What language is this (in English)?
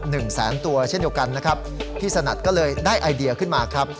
Thai